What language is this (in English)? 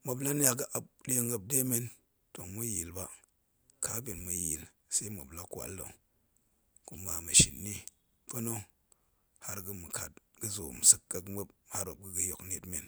Goemai